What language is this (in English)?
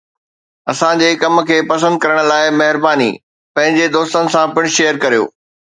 Sindhi